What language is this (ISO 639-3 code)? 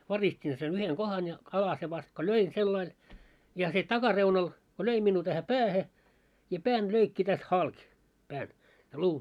fin